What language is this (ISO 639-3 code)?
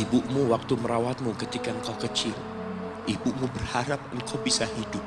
ind